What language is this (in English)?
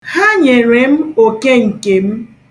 Igbo